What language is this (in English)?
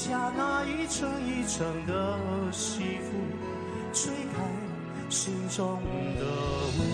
Chinese